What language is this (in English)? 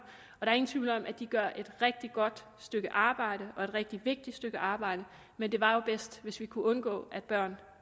Danish